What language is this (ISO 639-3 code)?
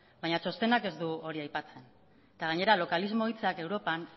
eus